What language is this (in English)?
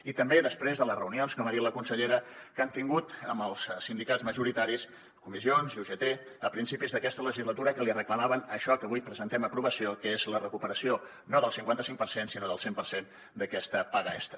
Catalan